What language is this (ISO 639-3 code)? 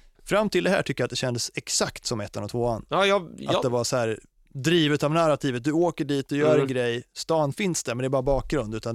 swe